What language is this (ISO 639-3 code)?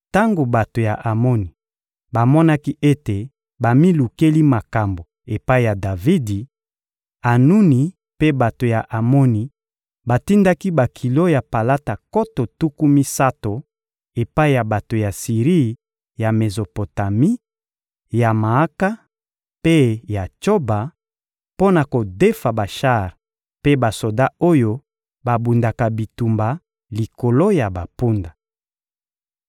lin